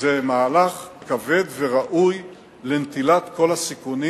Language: Hebrew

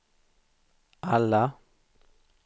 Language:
Swedish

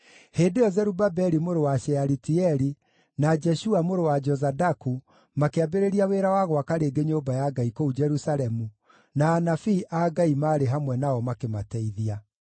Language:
Kikuyu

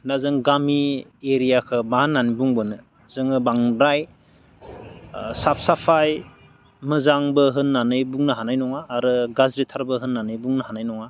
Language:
Bodo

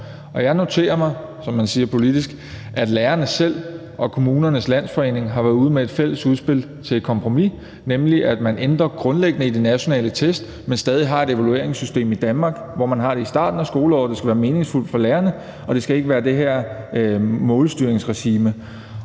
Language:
Danish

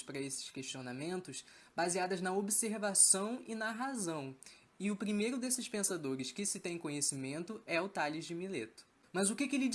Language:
Portuguese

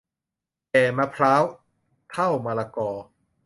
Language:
Thai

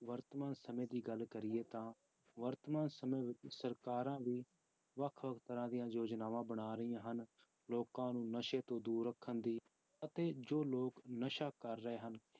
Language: Punjabi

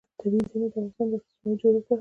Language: Pashto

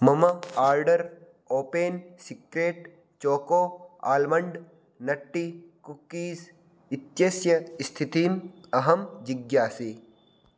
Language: Sanskrit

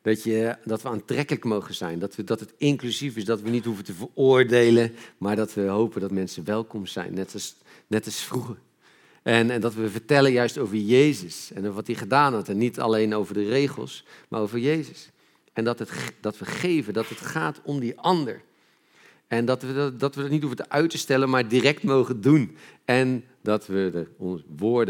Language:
Dutch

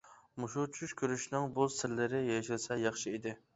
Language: Uyghur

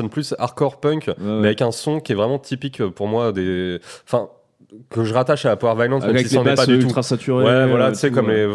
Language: French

